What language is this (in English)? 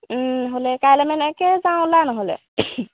Assamese